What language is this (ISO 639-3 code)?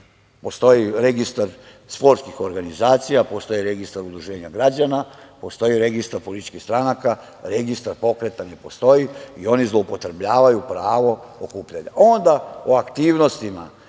srp